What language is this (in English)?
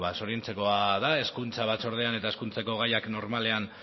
Basque